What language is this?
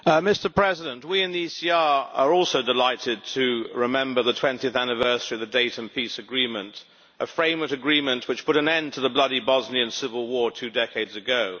English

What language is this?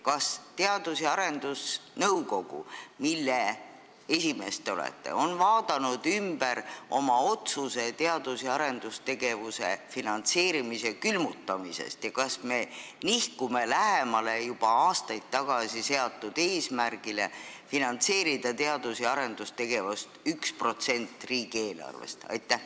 Estonian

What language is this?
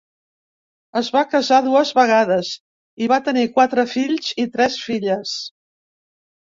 Catalan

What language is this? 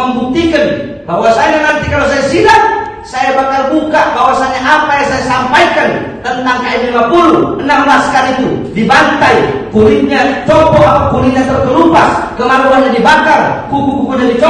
Indonesian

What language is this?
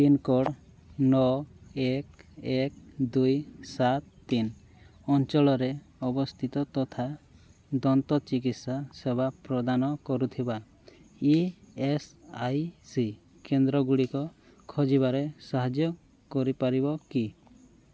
Odia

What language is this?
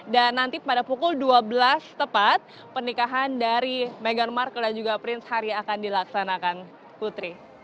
Indonesian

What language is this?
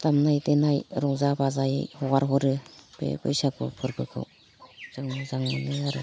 Bodo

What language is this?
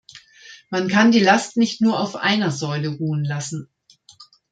German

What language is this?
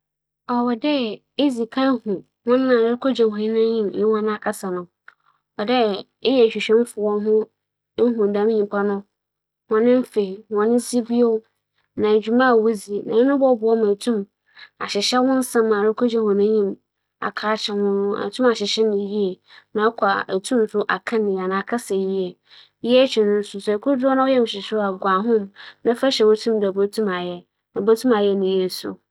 Akan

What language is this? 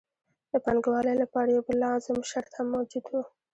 Pashto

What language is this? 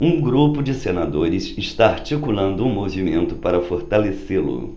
Portuguese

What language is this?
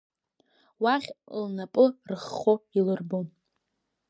Abkhazian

